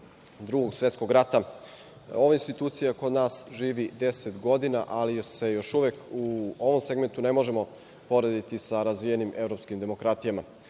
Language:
Serbian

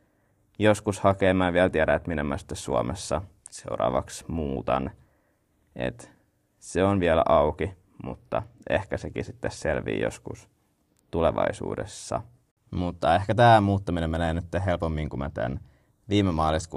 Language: Finnish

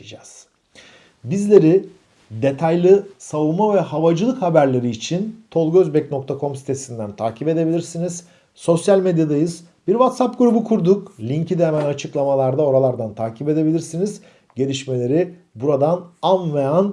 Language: Turkish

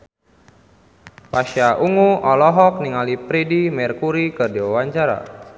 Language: Sundanese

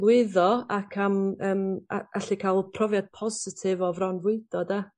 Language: Welsh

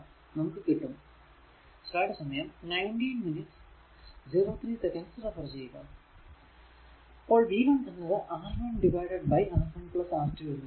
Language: Malayalam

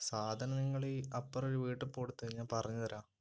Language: Malayalam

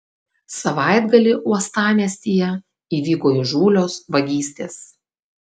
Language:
Lithuanian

